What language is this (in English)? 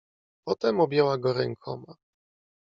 Polish